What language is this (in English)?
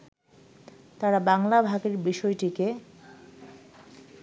Bangla